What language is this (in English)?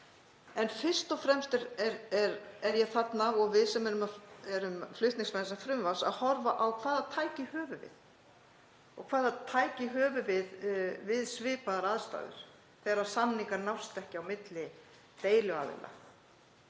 Icelandic